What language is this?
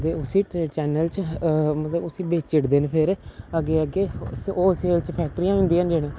Dogri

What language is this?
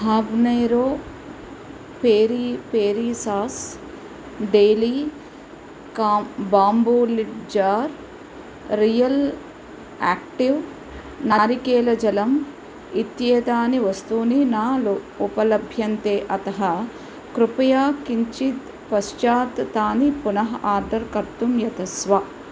Sanskrit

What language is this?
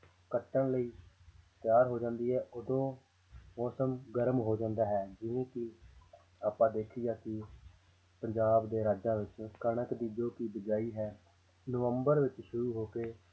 Punjabi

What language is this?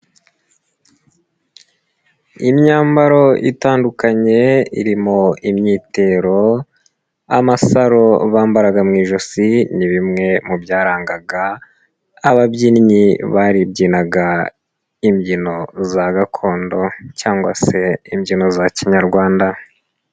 Kinyarwanda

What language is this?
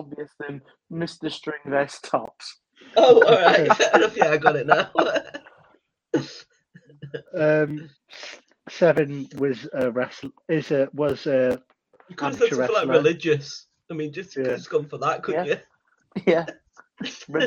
English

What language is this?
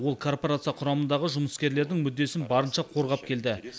Kazakh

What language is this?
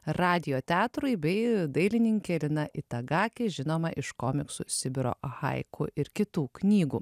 Lithuanian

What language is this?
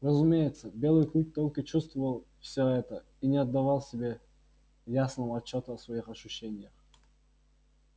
Russian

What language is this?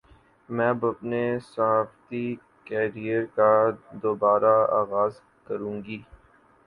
Urdu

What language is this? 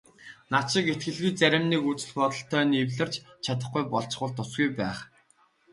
Mongolian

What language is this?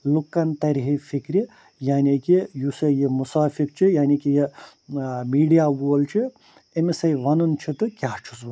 Kashmiri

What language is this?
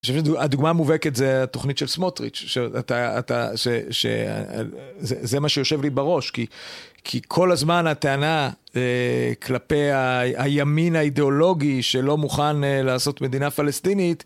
Hebrew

